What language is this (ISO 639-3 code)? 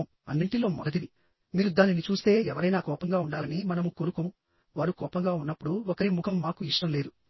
tel